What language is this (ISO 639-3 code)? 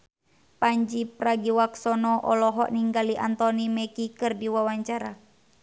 sun